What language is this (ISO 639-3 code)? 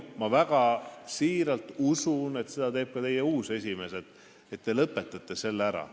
est